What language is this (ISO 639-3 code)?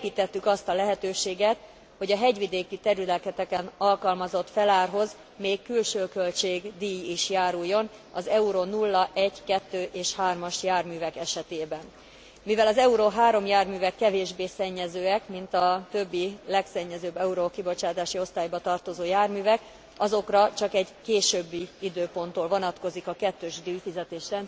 hun